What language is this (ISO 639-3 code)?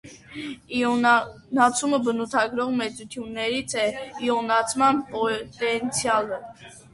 hye